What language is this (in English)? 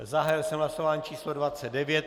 Czech